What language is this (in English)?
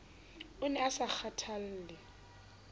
Southern Sotho